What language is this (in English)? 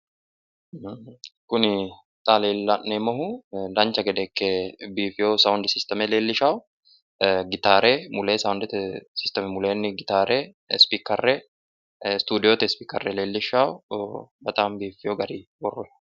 Sidamo